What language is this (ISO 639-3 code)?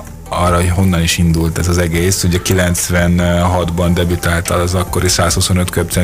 hun